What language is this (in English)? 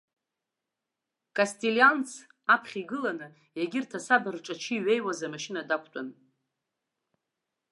Abkhazian